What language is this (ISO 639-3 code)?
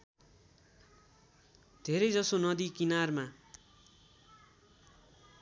nep